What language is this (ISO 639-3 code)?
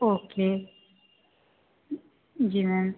hin